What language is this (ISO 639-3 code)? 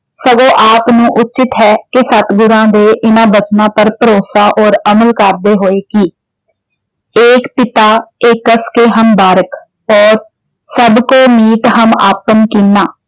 pan